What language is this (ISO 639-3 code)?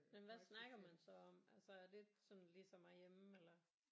dan